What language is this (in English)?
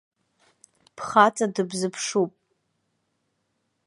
Abkhazian